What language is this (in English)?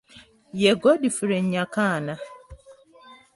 Ganda